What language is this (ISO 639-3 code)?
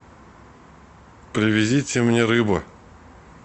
rus